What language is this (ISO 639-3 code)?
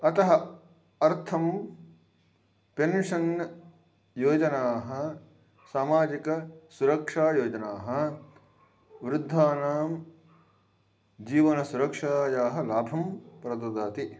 san